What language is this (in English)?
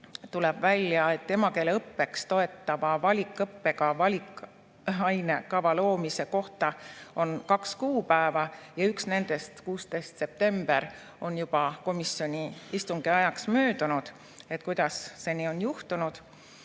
Estonian